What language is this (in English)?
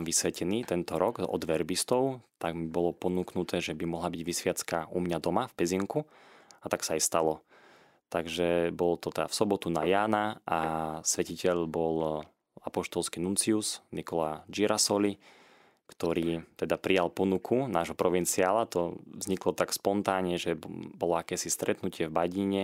Slovak